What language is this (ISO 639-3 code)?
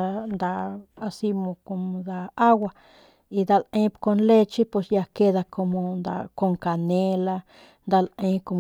pmq